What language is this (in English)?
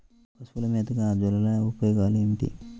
Telugu